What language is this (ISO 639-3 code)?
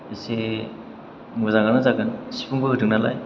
brx